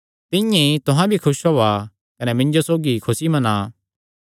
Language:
Kangri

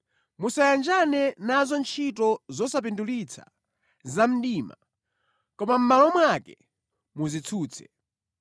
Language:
Nyanja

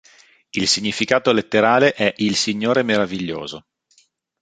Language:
Italian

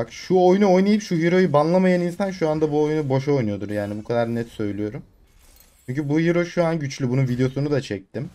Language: Turkish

